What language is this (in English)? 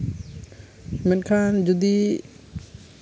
Santali